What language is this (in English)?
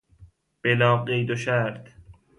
Persian